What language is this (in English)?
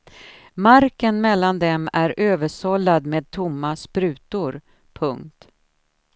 Swedish